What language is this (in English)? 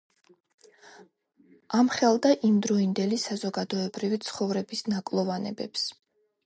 Georgian